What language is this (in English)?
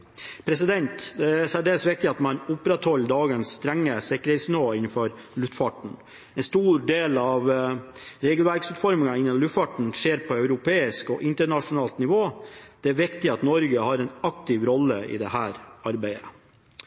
Norwegian Bokmål